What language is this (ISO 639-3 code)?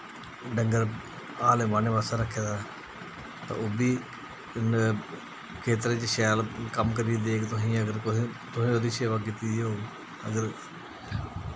doi